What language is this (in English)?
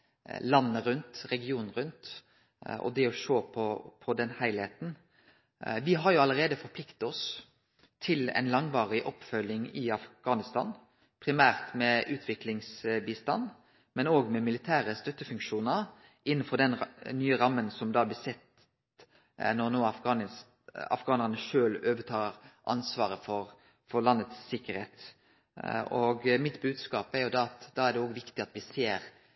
Norwegian Nynorsk